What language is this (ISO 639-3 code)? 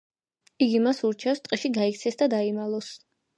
kat